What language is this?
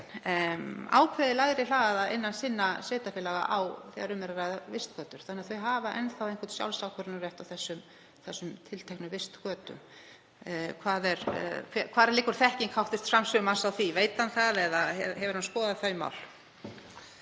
Icelandic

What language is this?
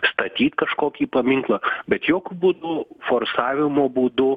Lithuanian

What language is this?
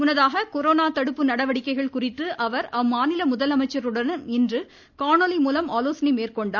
Tamil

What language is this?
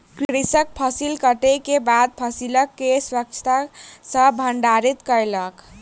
Maithili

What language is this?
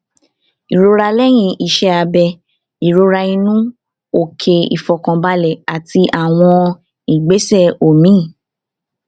Yoruba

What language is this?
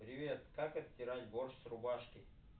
Russian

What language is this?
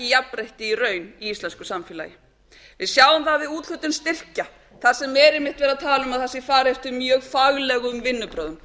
Icelandic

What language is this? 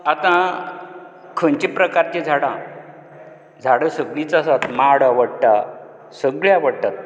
Konkani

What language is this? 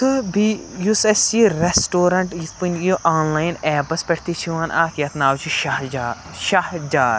Kashmiri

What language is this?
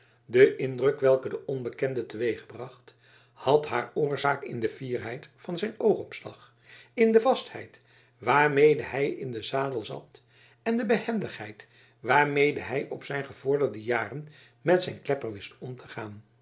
Dutch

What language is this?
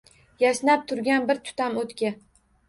Uzbek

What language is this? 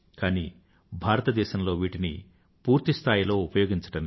Telugu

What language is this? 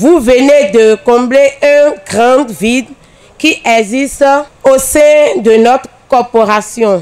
French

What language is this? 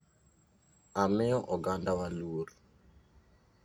Luo (Kenya and Tanzania)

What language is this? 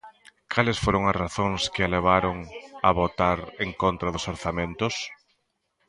Galician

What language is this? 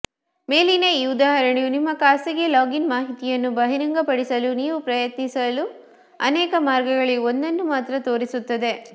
Kannada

